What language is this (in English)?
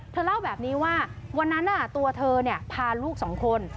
Thai